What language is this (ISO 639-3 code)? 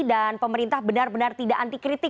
ind